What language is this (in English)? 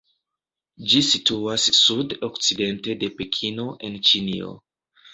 Esperanto